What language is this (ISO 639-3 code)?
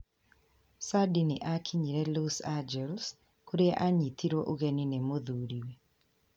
kik